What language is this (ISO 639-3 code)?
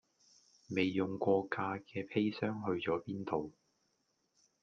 yue